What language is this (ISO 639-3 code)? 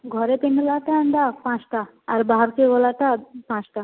ori